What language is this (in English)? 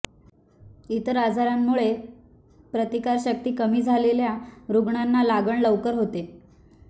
Marathi